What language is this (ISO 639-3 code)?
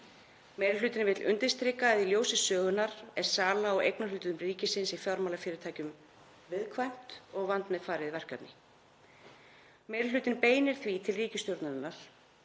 isl